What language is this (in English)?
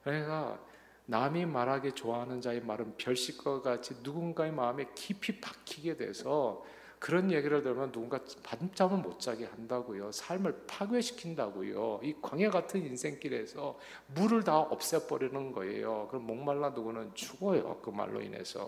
Korean